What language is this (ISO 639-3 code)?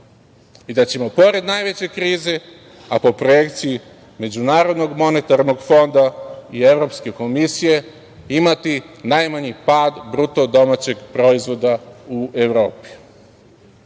srp